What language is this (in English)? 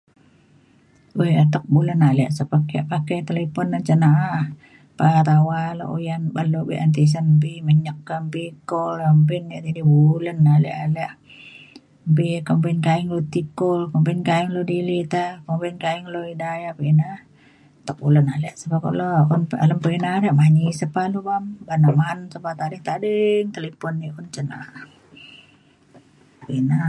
Mainstream Kenyah